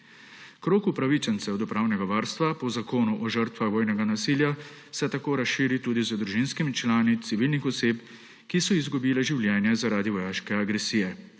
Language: Slovenian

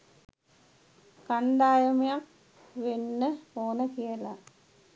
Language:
Sinhala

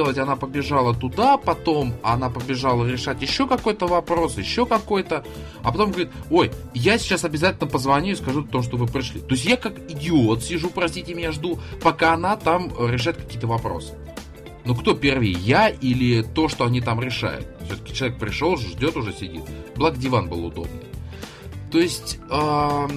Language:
Russian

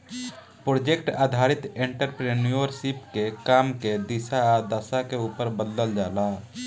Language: Bhojpuri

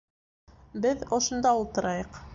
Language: Bashkir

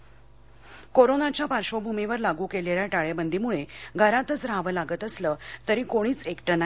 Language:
Marathi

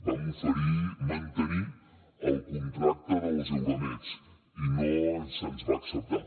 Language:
Catalan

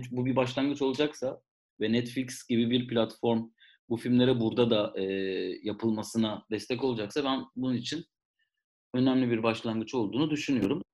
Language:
Turkish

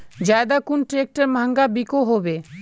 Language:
Magahi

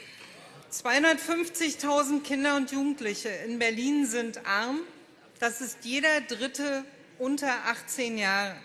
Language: German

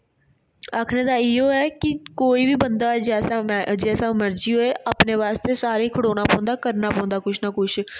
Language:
Dogri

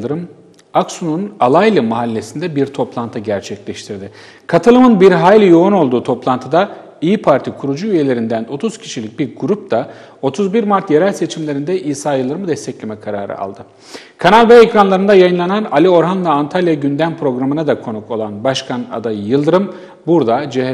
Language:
Turkish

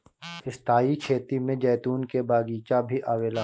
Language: Bhojpuri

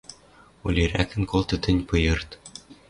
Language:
Western Mari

